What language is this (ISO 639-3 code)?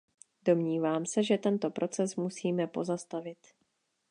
ces